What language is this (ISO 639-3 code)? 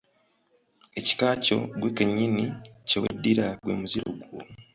lug